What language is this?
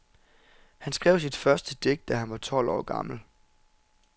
Danish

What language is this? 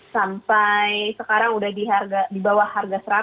Indonesian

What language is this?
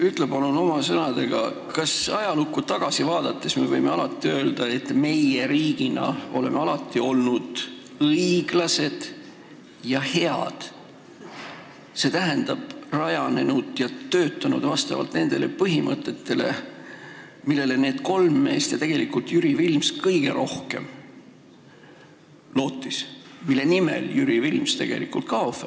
Estonian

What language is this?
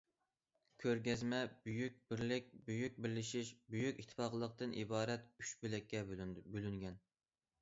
Uyghur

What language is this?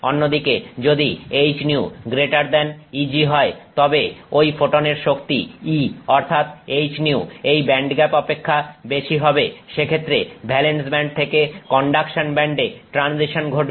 Bangla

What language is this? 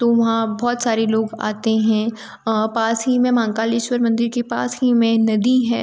Hindi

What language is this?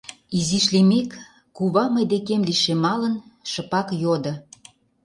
Mari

